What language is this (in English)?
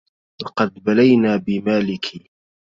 Arabic